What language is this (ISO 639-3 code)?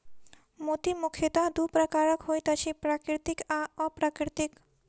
mai